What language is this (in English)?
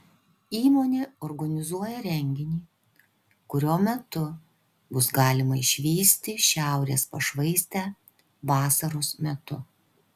Lithuanian